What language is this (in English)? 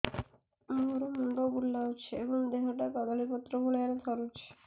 Odia